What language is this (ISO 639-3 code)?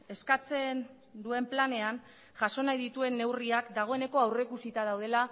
eus